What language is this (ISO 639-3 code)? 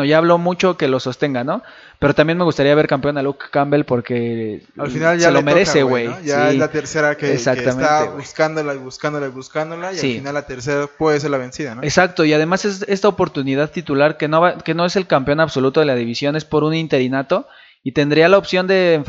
spa